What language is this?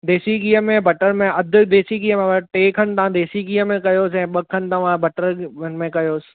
Sindhi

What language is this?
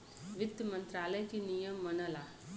Bhojpuri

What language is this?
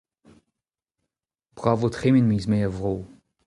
Breton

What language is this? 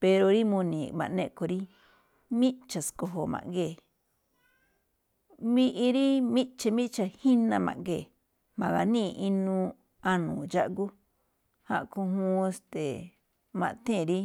Malinaltepec Me'phaa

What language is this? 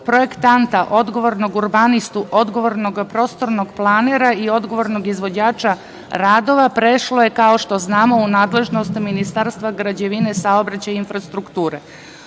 Serbian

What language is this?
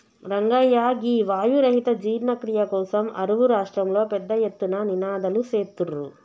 Telugu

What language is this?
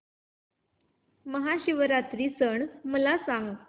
Marathi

